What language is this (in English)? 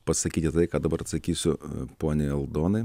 Lithuanian